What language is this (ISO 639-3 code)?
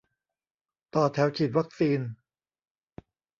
tha